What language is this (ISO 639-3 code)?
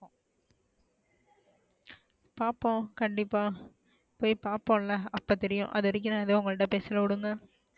tam